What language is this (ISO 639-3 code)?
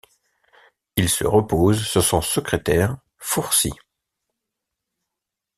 fra